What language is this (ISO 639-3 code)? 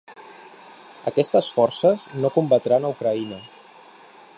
cat